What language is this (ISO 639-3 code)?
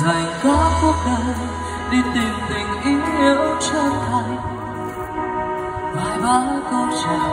vie